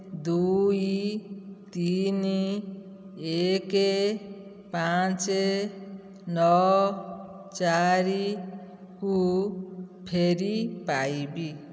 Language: Odia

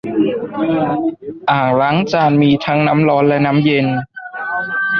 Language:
Thai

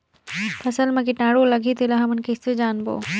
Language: Chhattisgarhi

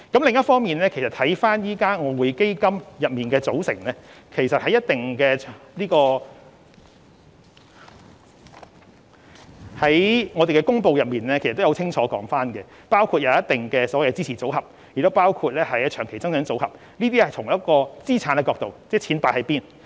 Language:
Cantonese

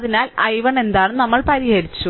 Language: Malayalam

